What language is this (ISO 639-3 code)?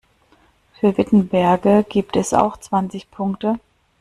deu